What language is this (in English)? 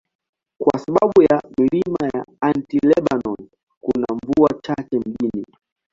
Swahili